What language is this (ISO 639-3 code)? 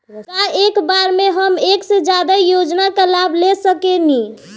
bho